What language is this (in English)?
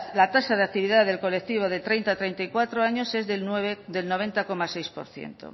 Spanish